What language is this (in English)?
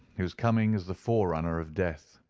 English